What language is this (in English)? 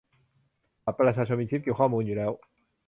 Thai